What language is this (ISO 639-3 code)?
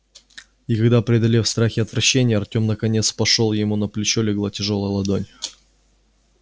rus